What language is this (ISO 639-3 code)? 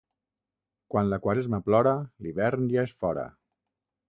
cat